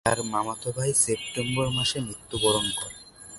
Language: Bangla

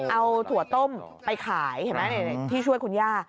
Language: Thai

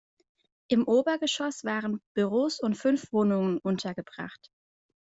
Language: German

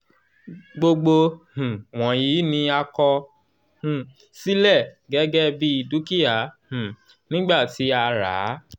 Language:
Yoruba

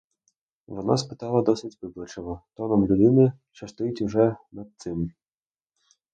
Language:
Ukrainian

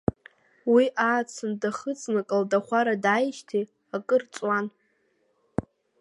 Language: Abkhazian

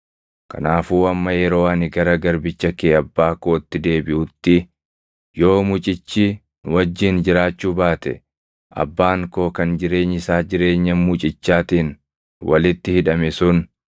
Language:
Oromo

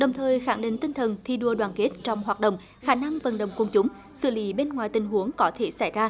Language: Vietnamese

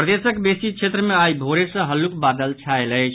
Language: Maithili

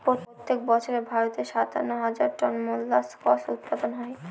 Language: Bangla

